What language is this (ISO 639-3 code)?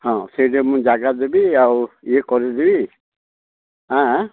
ori